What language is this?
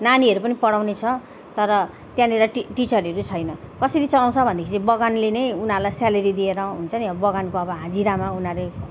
Nepali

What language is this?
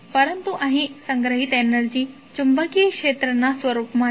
Gujarati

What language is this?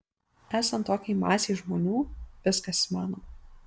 Lithuanian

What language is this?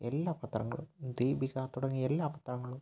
Malayalam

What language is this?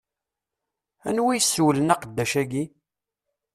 Kabyle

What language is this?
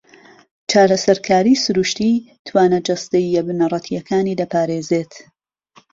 Central Kurdish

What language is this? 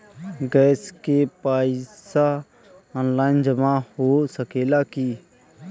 Bhojpuri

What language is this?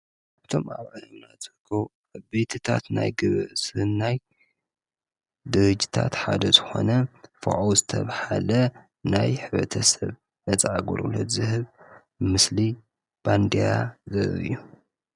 Tigrinya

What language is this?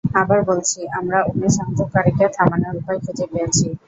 Bangla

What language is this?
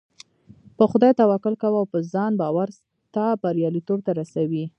Pashto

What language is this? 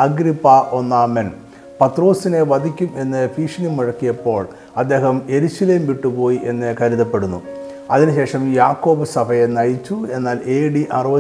Malayalam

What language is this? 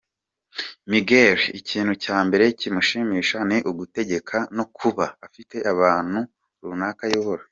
Kinyarwanda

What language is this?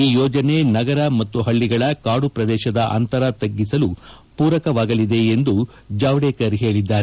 Kannada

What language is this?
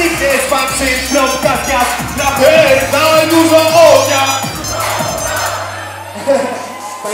Polish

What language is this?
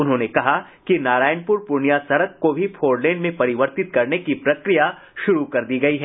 Hindi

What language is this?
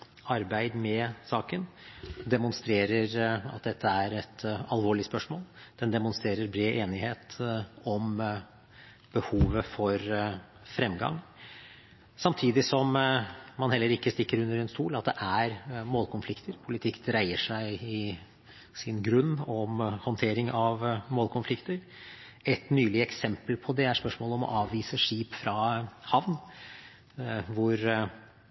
Norwegian Bokmål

